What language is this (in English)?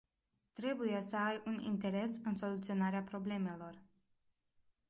Romanian